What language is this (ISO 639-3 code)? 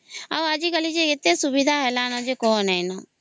ori